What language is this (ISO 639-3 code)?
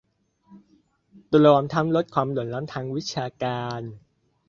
tha